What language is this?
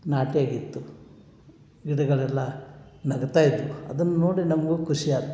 Kannada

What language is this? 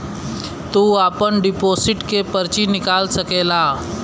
Bhojpuri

